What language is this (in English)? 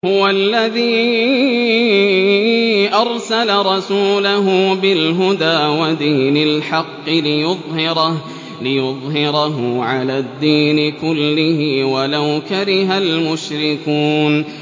Arabic